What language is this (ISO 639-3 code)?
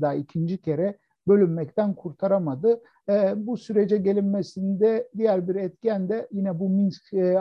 tur